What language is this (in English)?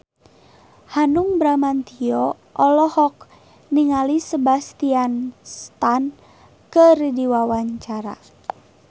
Sundanese